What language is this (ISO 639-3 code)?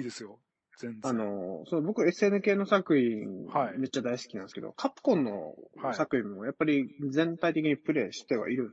jpn